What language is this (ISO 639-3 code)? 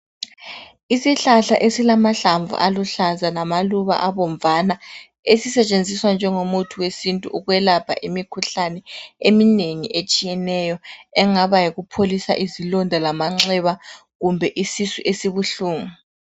nde